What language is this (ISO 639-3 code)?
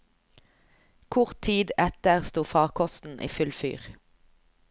nor